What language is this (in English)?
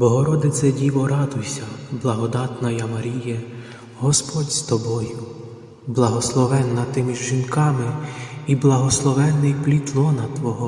Ukrainian